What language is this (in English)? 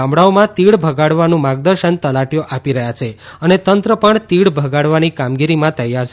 Gujarati